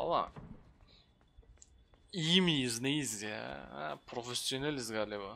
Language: Turkish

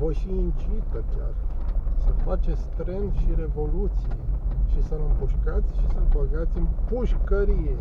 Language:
Romanian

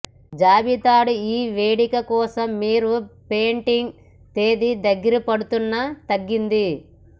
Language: Telugu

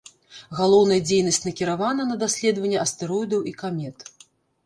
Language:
Belarusian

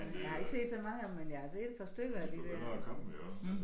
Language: Danish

